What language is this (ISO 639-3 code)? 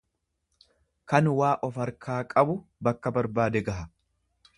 orm